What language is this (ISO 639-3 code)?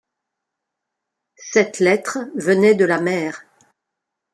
fra